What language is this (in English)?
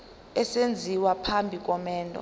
Zulu